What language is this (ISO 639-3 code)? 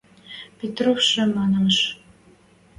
mrj